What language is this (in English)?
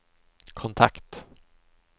Swedish